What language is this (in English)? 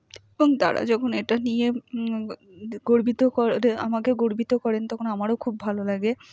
Bangla